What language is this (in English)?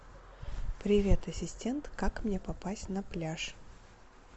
Russian